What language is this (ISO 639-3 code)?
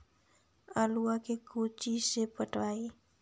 mag